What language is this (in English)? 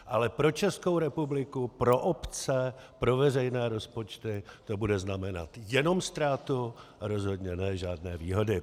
Czech